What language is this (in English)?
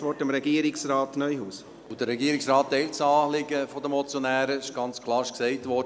Swiss German